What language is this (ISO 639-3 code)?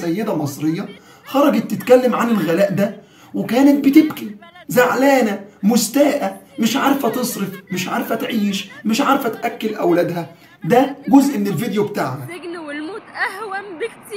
ara